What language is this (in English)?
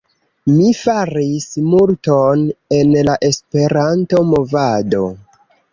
Esperanto